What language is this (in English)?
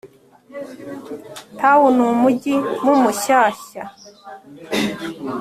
Kinyarwanda